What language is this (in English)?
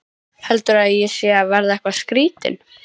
Icelandic